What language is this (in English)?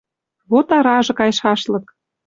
Western Mari